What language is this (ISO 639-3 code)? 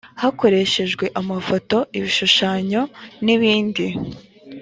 kin